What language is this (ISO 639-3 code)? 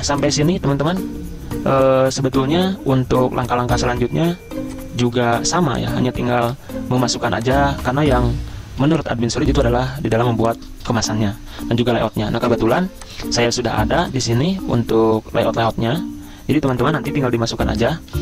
ind